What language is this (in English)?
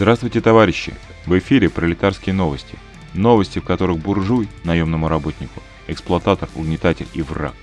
Russian